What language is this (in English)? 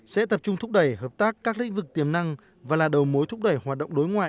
Vietnamese